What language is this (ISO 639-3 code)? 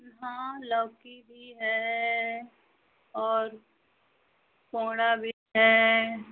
hin